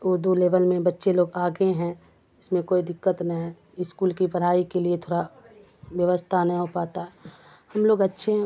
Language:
Urdu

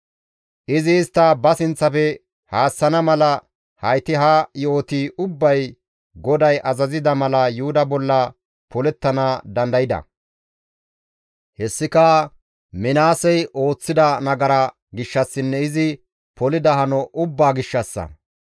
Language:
Gamo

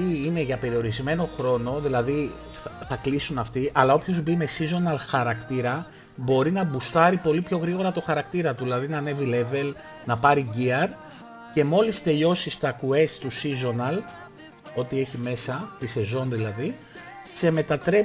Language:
Greek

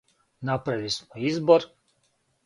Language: Serbian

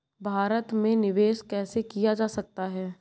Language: Hindi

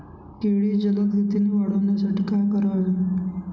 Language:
Marathi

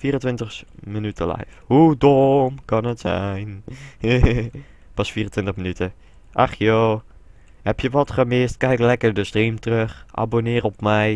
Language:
Dutch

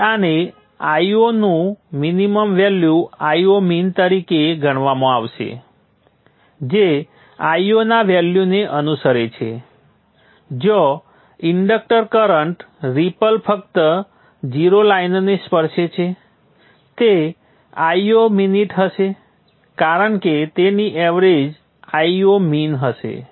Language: Gujarati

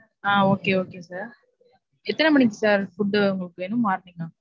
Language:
Tamil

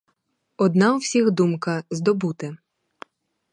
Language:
Ukrainian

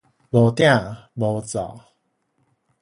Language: Min Nan Chinese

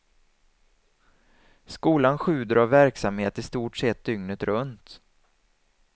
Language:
Swedish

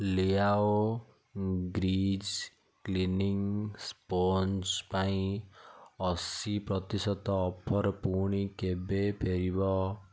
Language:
Odia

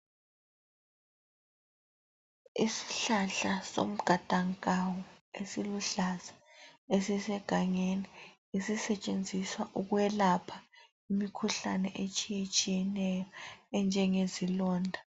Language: North Ndebele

